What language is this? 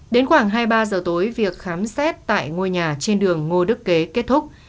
Vietnamese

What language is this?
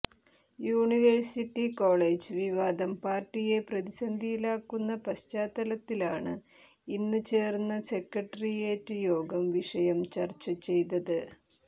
Malayalam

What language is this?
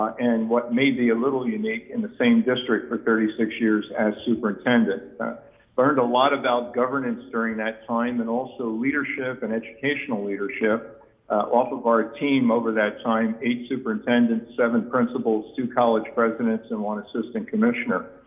English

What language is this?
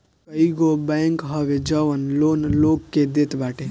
Bhojpuri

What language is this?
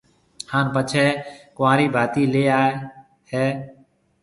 Marwari (Pakistan)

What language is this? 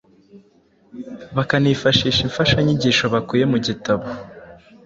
Kinyarwanda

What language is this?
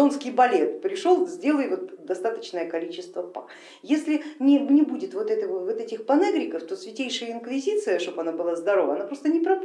Russian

